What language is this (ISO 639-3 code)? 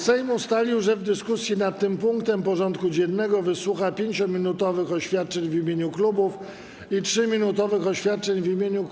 pol